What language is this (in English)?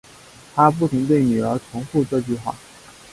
Chinese